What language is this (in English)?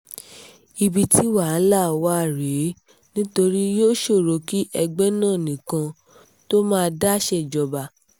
Yoruba